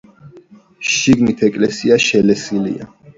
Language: Georgian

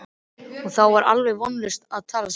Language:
Icelandic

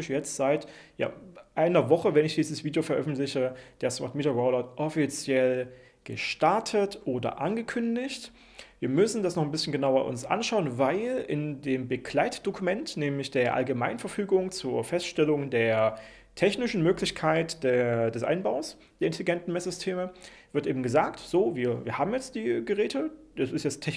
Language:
German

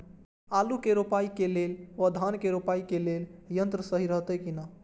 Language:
Maithili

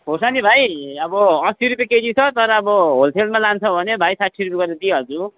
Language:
Nepali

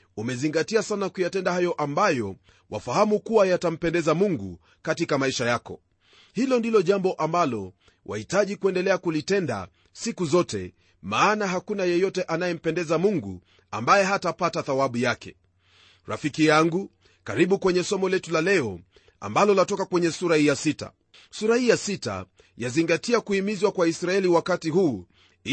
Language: Swahili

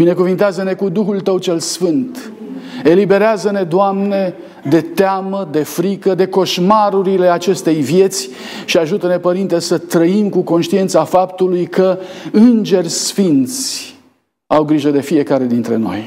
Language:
Romanian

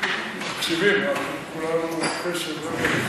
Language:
Hebrew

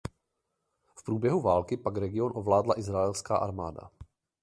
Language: Czech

